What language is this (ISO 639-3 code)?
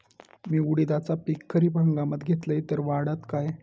mar